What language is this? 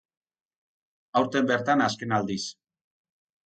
Basque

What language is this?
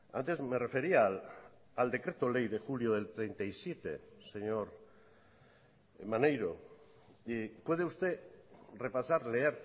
Spanish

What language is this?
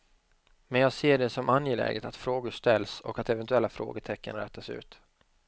Swedish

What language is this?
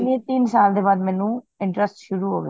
Punjabi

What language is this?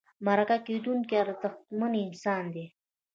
Pashto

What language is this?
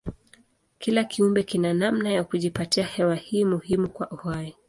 Swahili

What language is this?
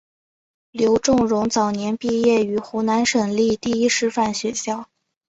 Chinese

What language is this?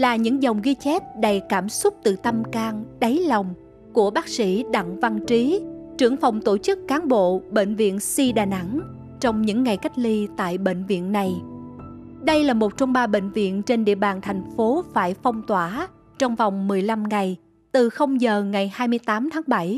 Vietnamese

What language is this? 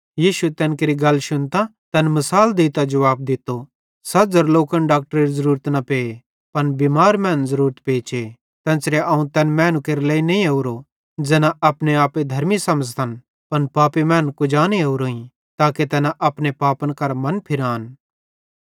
Bhadrawahi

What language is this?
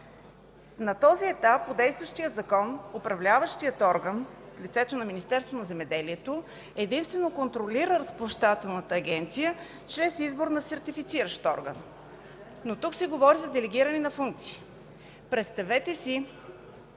Bulgarian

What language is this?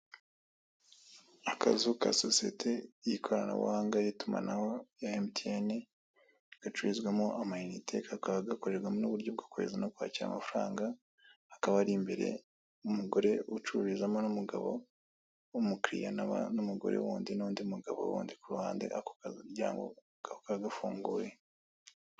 Kinyarwanda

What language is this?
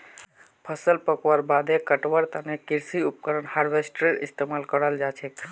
Magahi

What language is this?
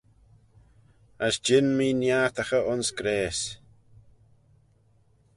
Manx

